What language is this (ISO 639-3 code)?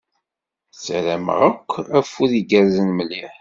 kab